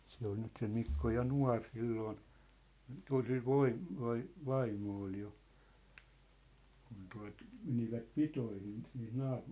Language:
Finnish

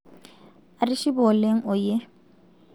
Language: Masai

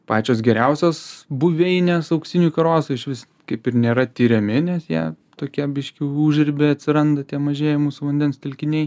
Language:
Lithuanian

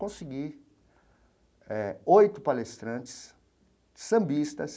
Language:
Portuguese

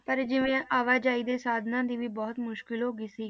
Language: Punjabi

